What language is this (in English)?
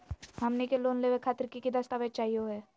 Magahi